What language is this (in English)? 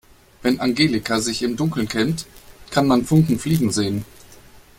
German